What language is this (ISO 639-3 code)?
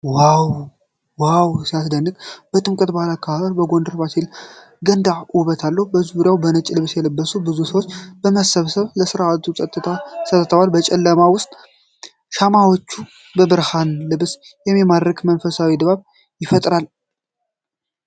amh